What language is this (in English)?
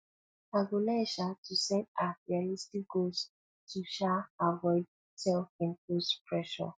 Nigerian Pidgin